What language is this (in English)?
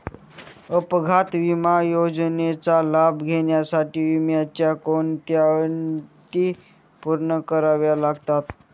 Marathi